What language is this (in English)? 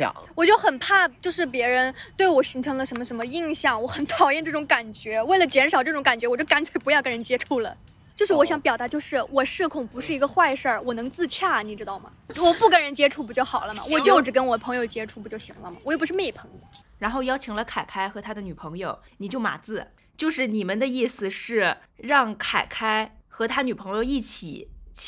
Chinese